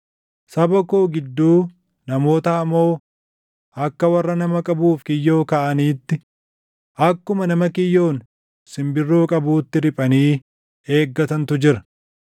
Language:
Oromo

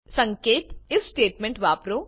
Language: Gujarati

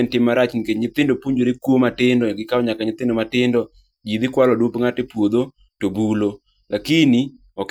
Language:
Luo (Kenya and Tanzania)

